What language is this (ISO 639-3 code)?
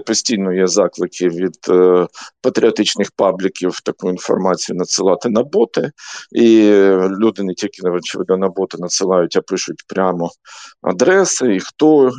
ukr